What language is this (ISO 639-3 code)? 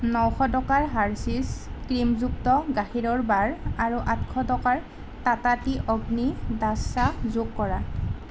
asm